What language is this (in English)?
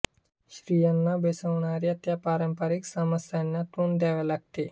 Marathi